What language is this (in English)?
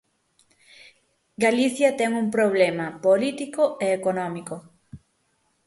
Galician